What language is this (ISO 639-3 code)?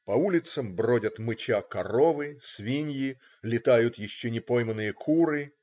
rus